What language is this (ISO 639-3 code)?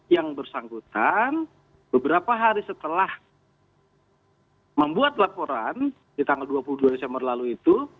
ind